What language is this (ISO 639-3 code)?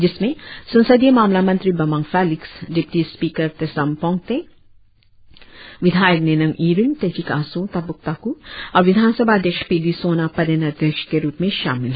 hin